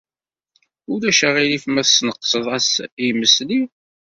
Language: Kabyle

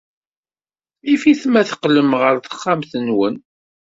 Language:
Kabyle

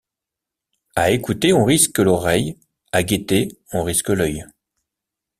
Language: French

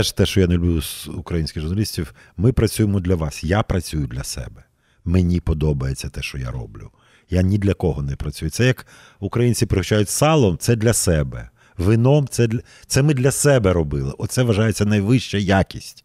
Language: Ukrainian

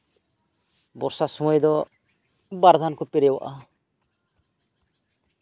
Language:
Santali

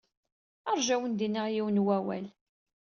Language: Kabyle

